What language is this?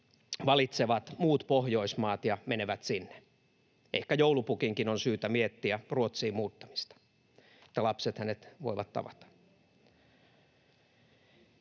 Finnish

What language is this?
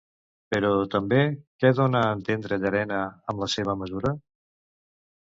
Catalan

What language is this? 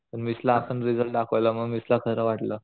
Marathi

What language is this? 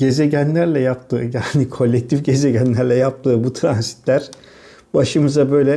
Turkish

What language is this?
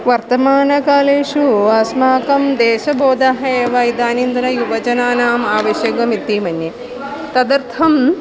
Sanskrit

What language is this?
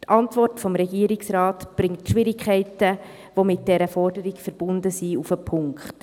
Swiss German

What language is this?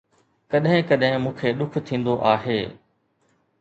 Sindhi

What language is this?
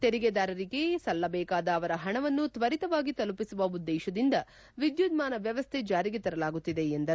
Kannada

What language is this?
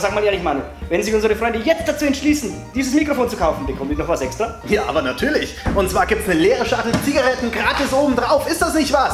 German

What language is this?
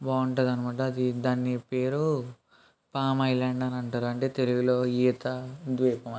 Telugu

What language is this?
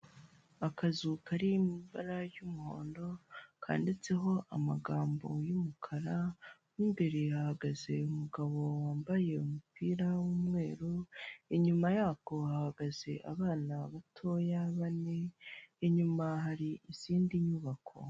Kinyarwanda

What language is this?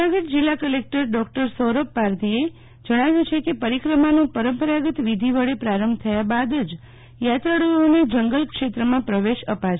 Gujarati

